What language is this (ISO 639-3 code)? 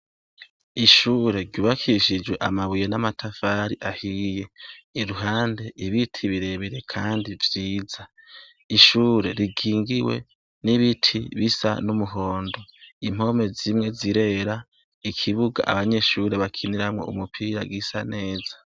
run